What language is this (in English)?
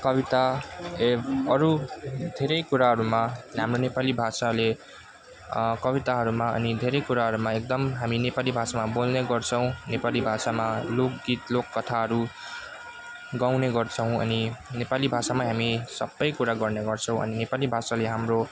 Nepali